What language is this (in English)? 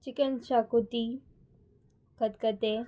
Konkani